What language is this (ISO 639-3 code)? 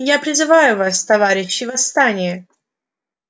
rus